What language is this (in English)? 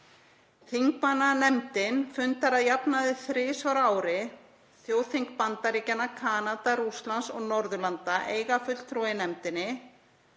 Icelandic